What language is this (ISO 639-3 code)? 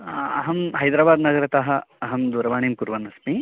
san